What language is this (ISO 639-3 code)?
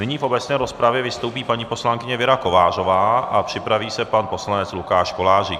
ces